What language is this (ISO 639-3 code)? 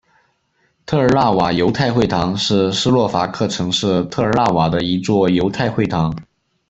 zho